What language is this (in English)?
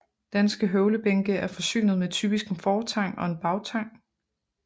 Danish